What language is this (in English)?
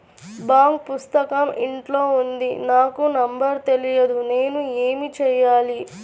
Telugu